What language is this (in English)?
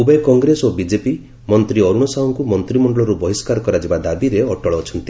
Odia